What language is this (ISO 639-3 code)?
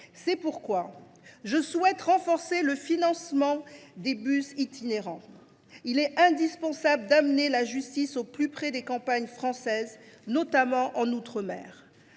fra